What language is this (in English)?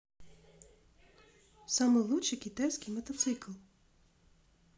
Russian